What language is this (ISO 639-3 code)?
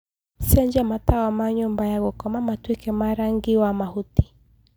kik